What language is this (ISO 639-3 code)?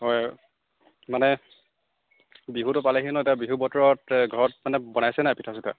asm